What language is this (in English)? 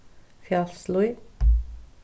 Faroese